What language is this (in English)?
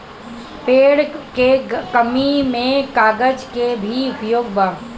Bhojpuri